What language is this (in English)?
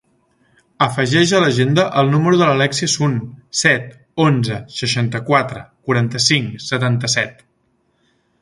Catalan